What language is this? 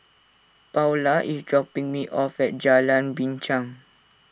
English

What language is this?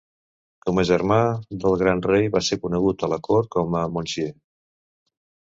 Catalan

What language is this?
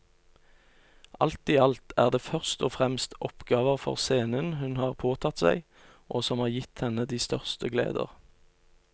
Norwegian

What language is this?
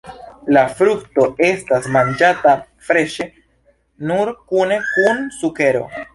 Esperanto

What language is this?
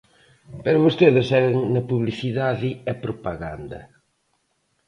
Galician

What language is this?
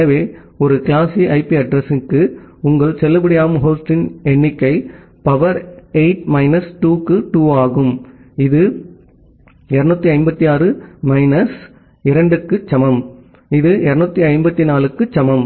Tamil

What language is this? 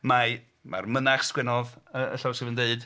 Welsh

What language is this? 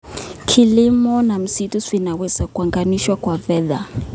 Kalenjin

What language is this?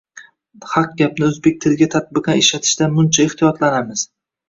Uzbek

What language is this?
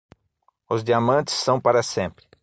Portuguese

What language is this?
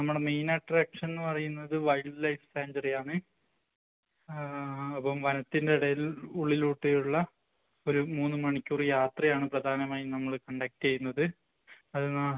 Malayalam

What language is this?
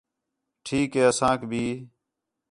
Khetrani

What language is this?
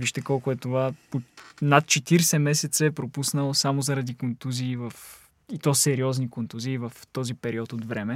Bulgarian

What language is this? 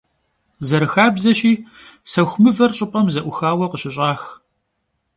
Kabardian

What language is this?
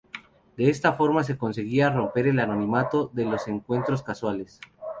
Spanish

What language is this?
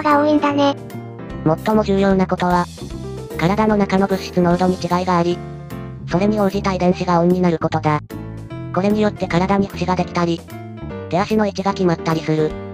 Japanese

